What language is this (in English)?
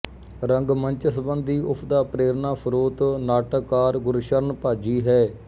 Punjabi